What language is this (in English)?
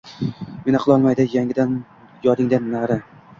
Uzbek